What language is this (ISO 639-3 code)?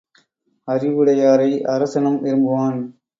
tam